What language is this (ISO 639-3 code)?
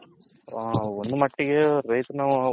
kan